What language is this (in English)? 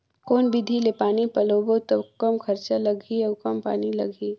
Chhattisgarhi